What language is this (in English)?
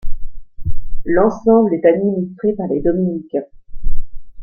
French